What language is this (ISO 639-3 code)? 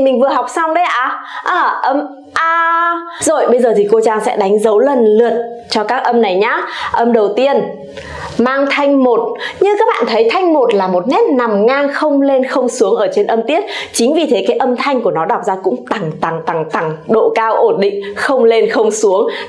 vie